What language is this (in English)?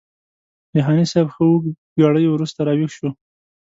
Pashto